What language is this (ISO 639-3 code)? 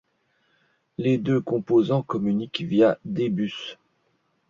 fra